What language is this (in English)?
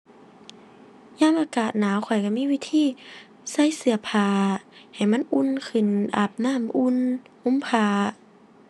Thai